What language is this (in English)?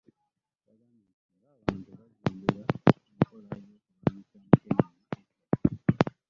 Ganda